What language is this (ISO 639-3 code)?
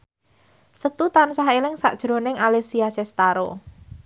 jav